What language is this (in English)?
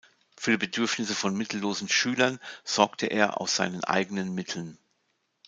German